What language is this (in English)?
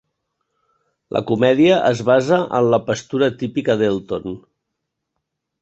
Catalan